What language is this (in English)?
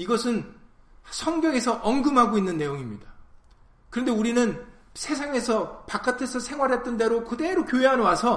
Korean